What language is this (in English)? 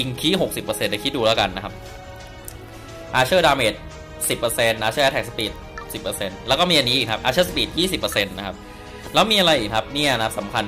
Thai